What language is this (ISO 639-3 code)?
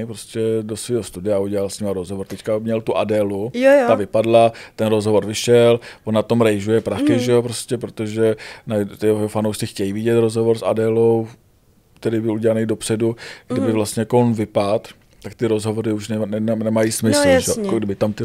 ces